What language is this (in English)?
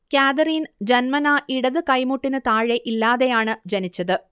Malayalam